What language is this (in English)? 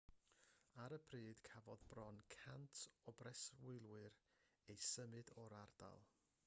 Welsh